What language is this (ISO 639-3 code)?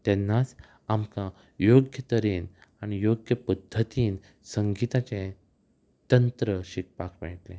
kok